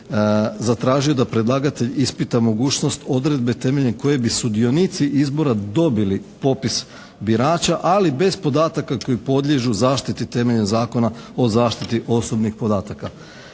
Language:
Croatian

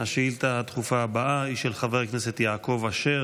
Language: Hebrew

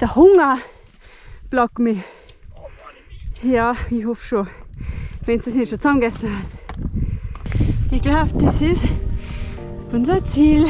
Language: German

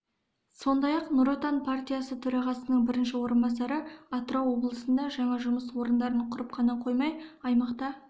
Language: Kazakh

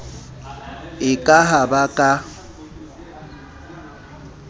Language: Southern Sotho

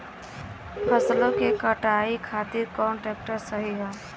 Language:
Bhojpuri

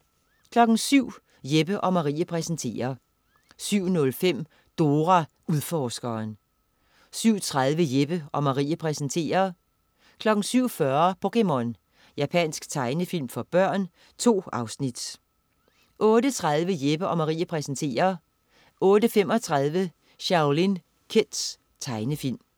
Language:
Danish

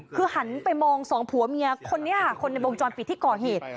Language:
Thai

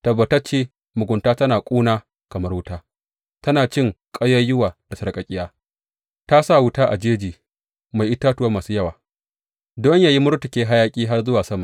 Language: Hausa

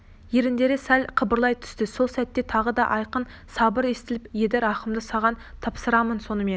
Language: Kazakh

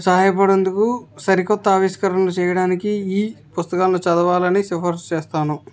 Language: Telugu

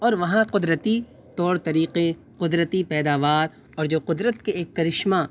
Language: Urdu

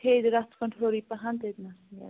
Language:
Kashmiri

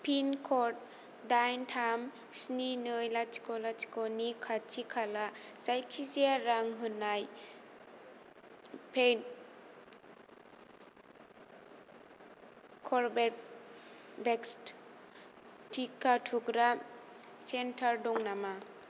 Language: Bodo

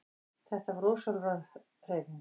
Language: Icelandic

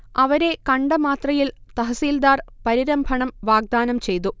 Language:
Malayalam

